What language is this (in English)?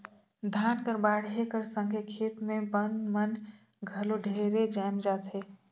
Chhattisgarhi